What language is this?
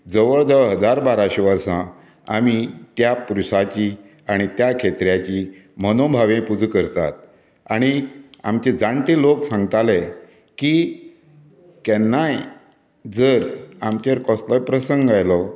Konkani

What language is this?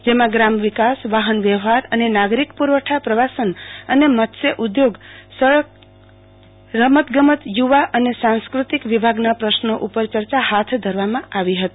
Gujarati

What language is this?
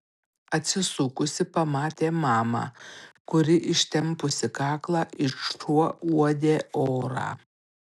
Lithuanian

